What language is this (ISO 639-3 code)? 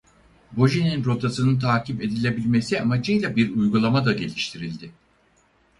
tur